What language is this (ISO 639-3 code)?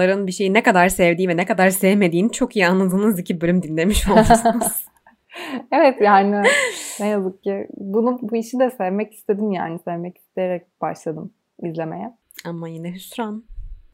tur